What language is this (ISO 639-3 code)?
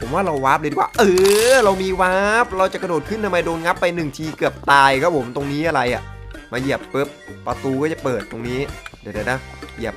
tha